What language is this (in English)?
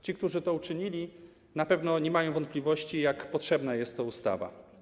Polish